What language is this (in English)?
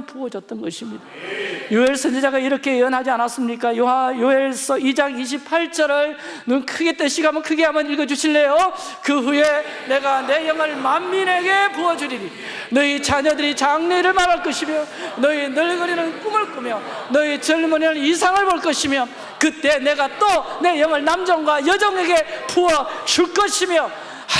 Korean